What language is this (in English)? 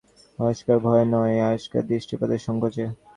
Bangla